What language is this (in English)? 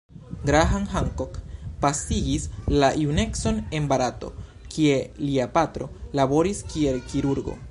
Esperanto